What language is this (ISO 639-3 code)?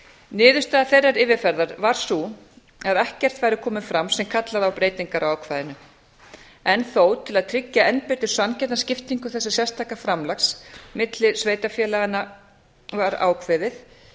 isl